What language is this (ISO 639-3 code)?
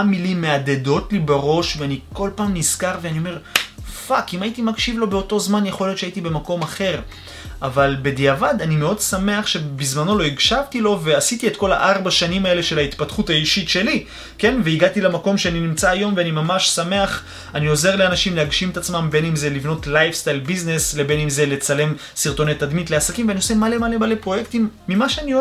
heb